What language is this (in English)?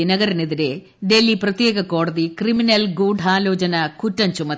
Malayalam